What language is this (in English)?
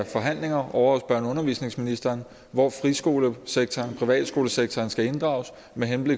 Danish